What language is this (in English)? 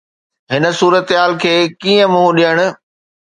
Sindhi